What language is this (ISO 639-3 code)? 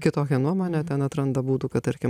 lit